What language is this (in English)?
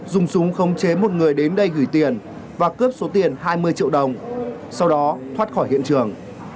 Vietnamese